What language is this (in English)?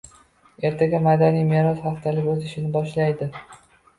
Uzbek